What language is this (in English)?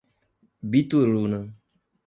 Portuguese